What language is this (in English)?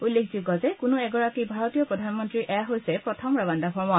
Assamese